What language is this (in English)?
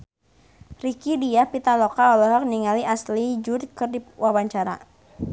Sundanese